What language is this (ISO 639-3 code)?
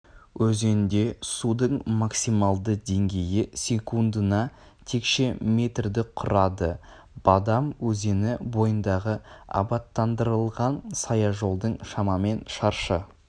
kaz